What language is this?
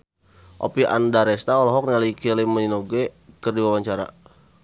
Sundanese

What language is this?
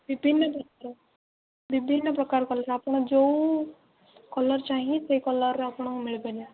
Odia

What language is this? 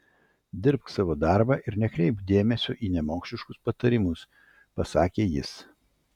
Lithuanian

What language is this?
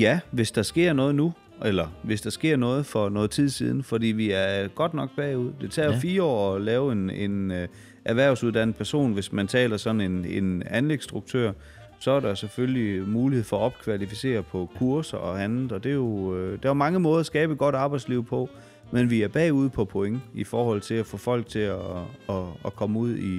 Danish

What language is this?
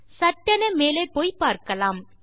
Tamil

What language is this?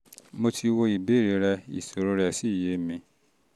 Yoruba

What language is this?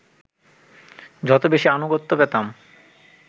Bangla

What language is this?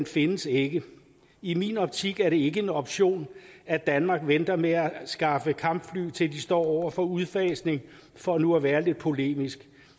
Danish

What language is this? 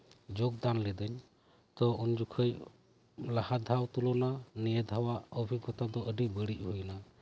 Santali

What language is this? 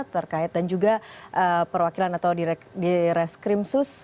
Indonesian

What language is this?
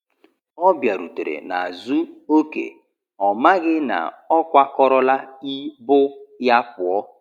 Igbo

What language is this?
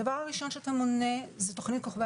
Hebrew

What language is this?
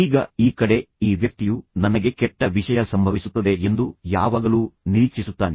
Kannada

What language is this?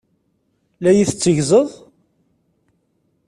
Kabyle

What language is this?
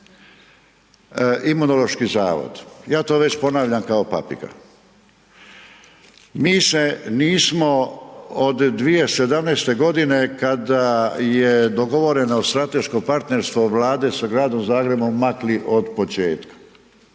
Croatian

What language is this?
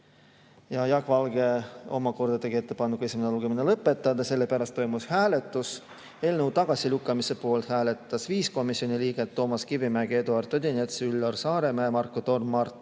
Estonian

